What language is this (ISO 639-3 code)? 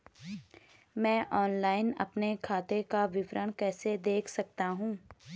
hin